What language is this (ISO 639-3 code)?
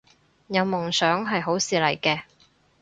yue